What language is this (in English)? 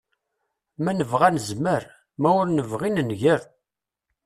Kabyle